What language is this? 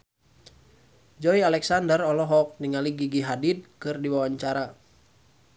Sundanese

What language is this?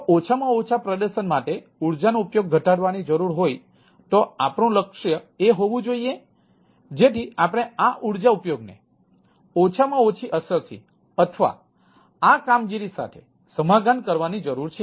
Gujarati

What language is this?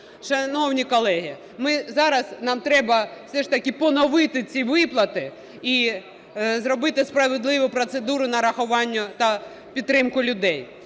Ukrainian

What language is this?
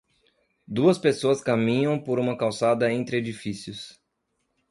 Portuguese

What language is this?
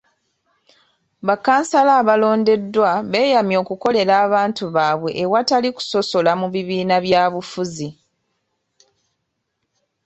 Ganda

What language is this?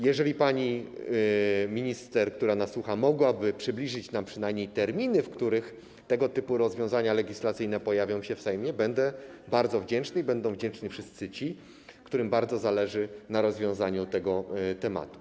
Polish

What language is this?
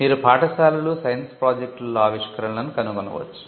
Telugu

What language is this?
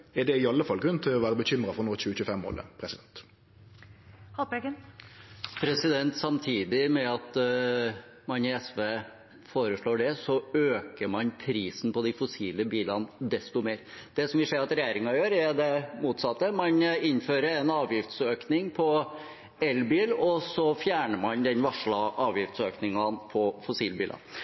Norwegian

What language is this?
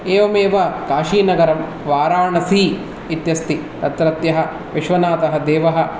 Sanskrit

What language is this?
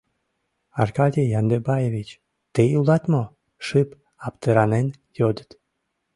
Mari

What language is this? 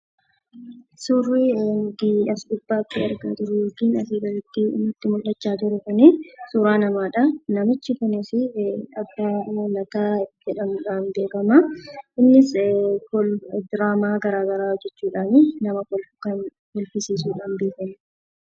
Oromo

